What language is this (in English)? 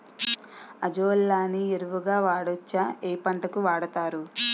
Telugu